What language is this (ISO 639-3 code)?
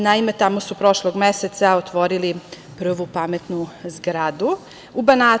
srp